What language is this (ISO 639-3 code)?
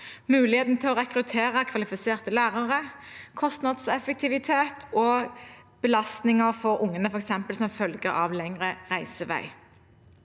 nor